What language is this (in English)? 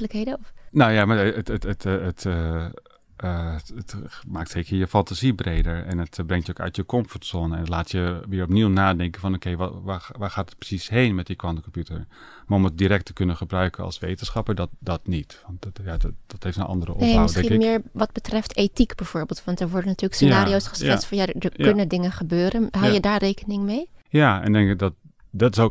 Dutch